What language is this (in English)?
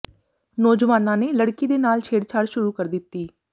Punjabi